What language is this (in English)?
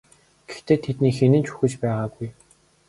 Mongolian